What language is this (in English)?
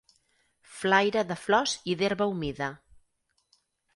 Catalan